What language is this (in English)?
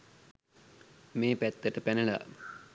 Sinhala